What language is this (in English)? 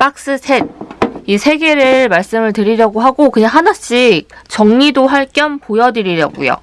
Korean